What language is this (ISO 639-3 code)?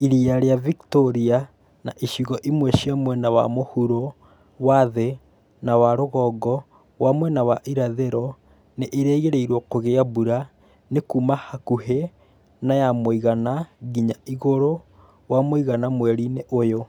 kik